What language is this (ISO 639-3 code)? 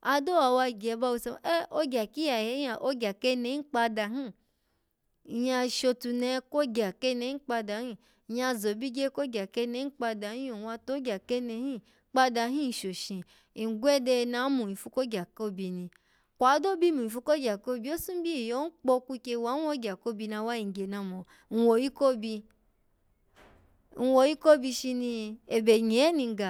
ala